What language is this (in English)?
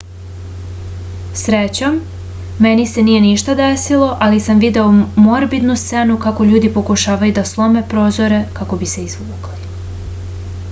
Serbian